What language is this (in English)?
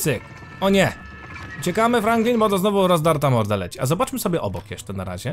Polish